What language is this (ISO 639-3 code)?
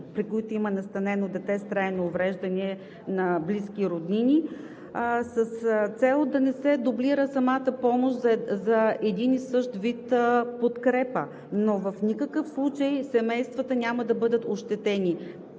bul